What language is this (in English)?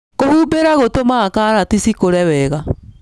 Kikuyu